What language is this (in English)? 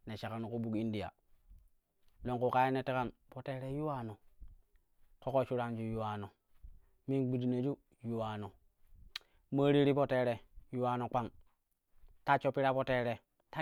Kushi